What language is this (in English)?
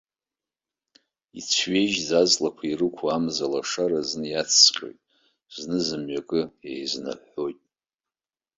Abkhazian